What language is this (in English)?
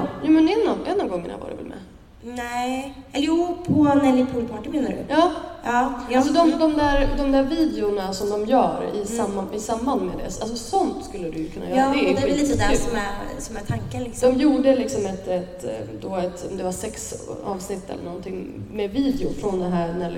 Swedish